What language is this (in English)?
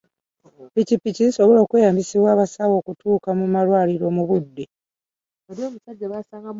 Ganda